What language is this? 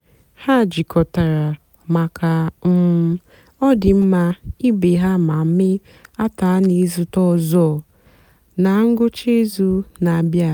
Igbo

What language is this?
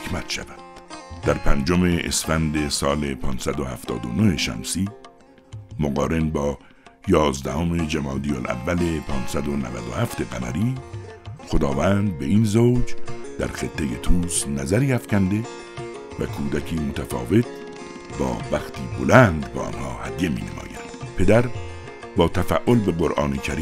Persian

